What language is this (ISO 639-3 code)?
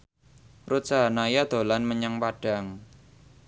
jav